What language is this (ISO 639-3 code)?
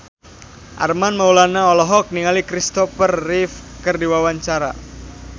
sun